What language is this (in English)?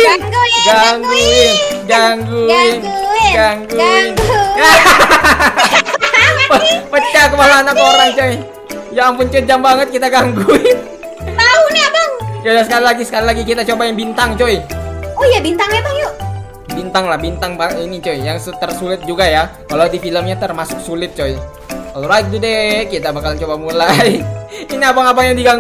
Indonesian